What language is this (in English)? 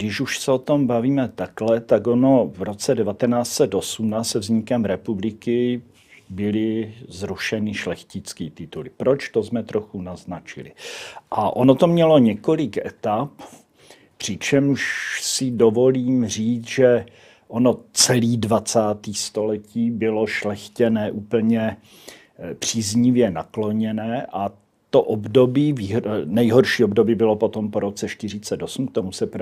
Czech